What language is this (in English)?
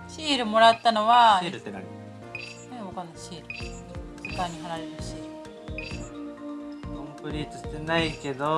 Japanese